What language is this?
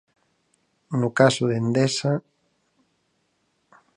Galician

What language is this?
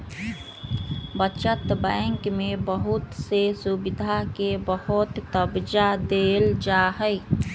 Magahi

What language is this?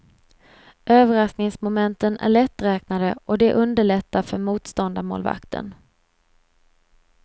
Swedish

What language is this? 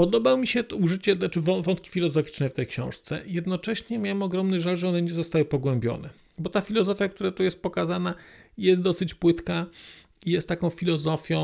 Polish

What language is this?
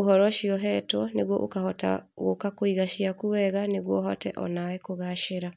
Kikuyu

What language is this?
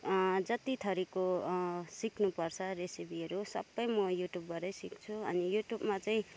Nepali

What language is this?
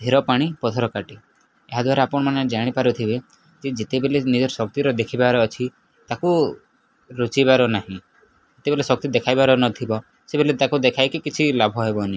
Odia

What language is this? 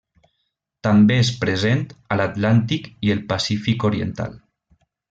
Catalan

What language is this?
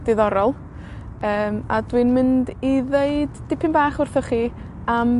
Welsh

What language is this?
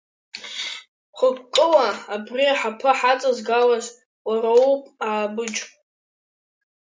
Abkhazian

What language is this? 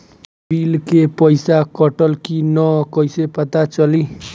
Bhojpuri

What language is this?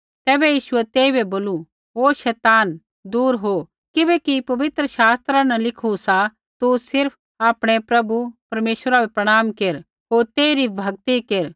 Kullu Pahari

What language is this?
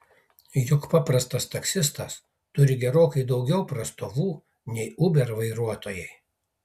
Lithuanian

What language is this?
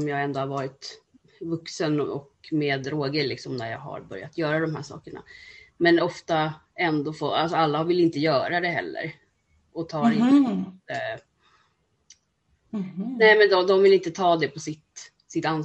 Swedish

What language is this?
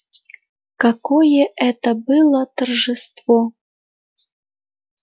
Russian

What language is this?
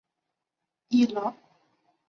Chinese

